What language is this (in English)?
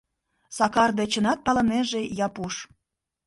Mari